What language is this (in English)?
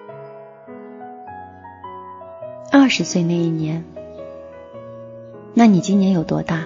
Chinese